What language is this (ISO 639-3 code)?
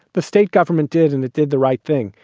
eng